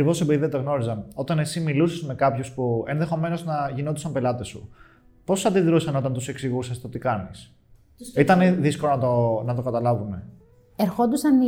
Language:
Greek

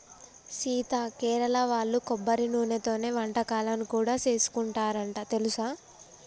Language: Telugu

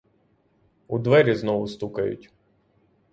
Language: Ukrainian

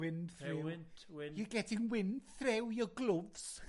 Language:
Welsh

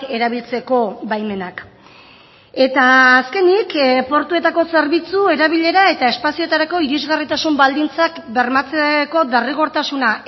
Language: Basque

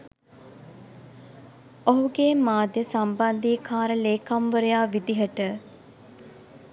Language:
Sinhala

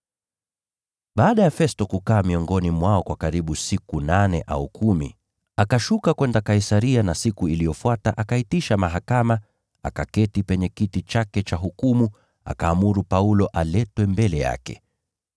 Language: Swahili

